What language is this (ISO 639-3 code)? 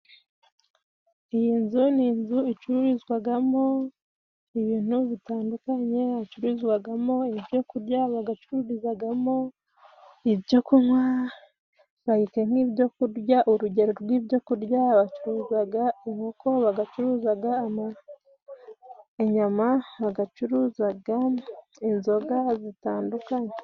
kin